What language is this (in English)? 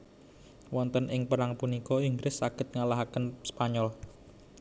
Javanese